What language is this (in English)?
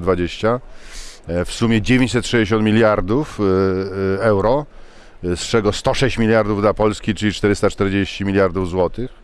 Polish